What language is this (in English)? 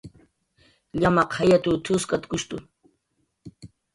Jaqaru